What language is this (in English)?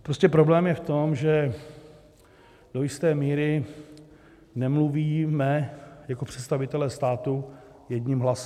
Czech